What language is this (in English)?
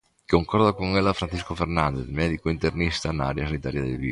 Galician